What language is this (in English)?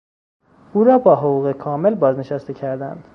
Persian